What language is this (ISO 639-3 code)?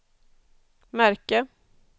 swe